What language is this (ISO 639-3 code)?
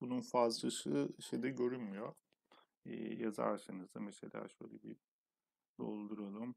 tur